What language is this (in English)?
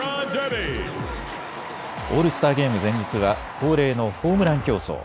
Japanese